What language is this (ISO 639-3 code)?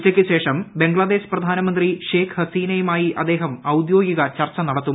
mal